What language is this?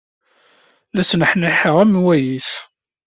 Kabyle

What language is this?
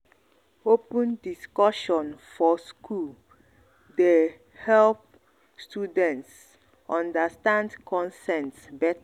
Nigerian Pidgin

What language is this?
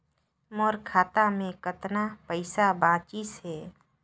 Chhattisgarhi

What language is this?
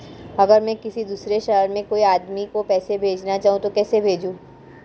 Hindi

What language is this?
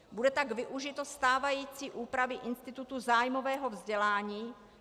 Czech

